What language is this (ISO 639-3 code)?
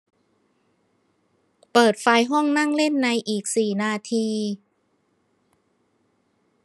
tha